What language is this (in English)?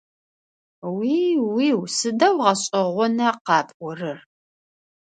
Adyghe